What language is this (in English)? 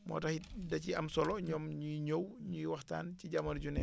Wolof